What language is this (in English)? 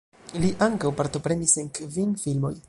Esperanto